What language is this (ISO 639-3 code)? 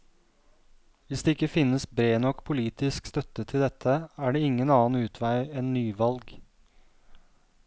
nor